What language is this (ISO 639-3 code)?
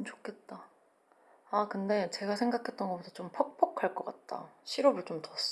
kor